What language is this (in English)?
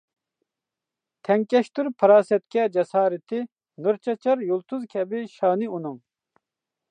Uyghur